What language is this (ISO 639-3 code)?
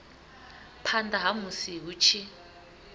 ven